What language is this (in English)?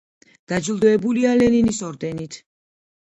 Georgian